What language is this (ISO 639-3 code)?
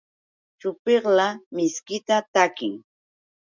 qux